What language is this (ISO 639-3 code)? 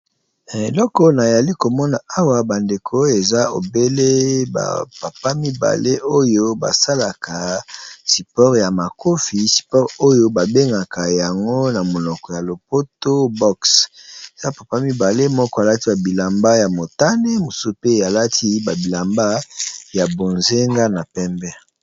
lin